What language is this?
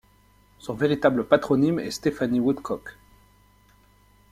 French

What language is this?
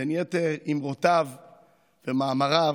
Hebrew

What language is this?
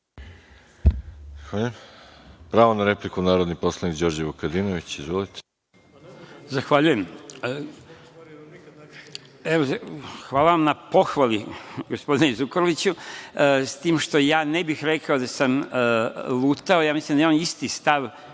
Serbian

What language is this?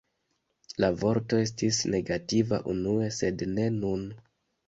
Esperanto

